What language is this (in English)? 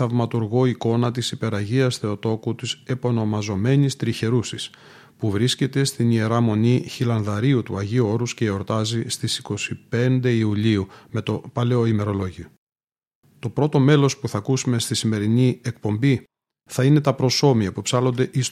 Greek